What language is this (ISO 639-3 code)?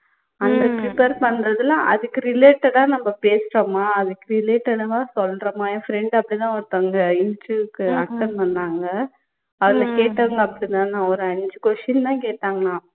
tam